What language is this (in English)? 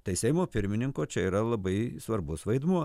Lithuanian